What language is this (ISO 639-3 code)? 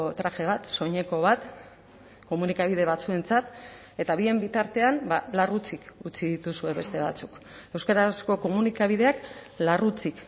eus